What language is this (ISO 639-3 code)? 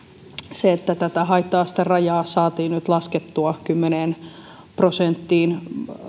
fin